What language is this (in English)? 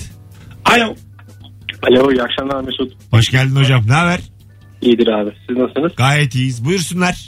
Turkish